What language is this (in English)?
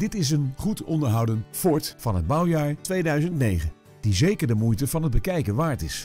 Dutch